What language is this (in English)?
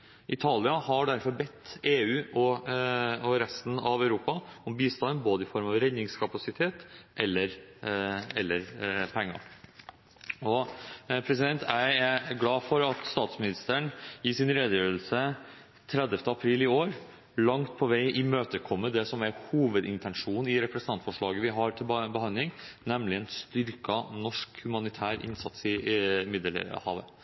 Norwegian Bokmål